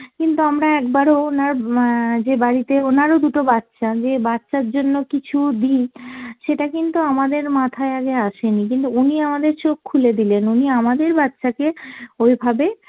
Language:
Bangla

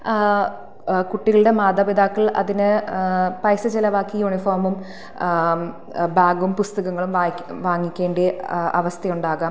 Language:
Malayalam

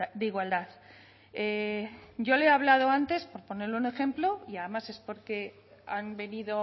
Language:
Spanish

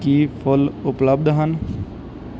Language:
Punjabi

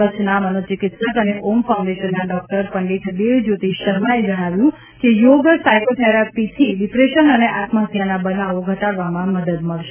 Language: Gujarati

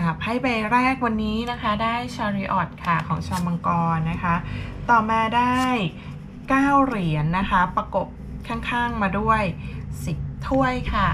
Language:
Thai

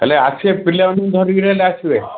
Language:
Odia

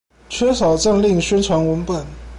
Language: Chinese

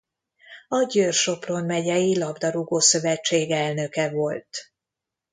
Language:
Hungarian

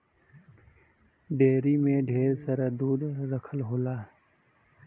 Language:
Bhojpuri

